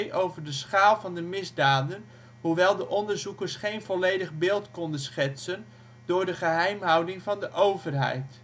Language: Dutch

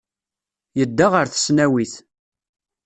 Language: Kabyle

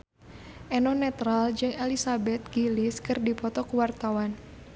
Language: Sundanese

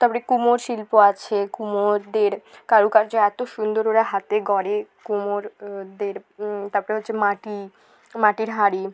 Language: Bangla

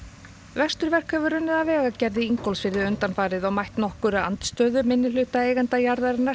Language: Icelandic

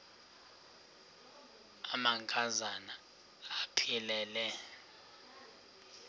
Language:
Xhosa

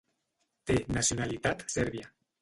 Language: Catalan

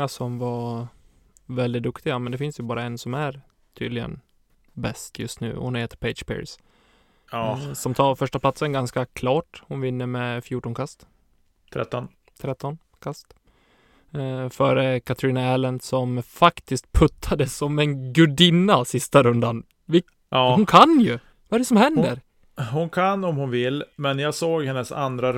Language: Swedish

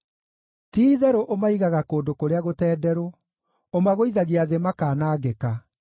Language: Kikuyu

